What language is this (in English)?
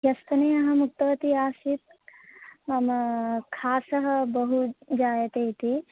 Sanskrit